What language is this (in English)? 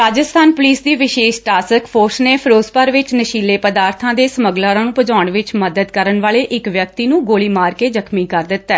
Punjabi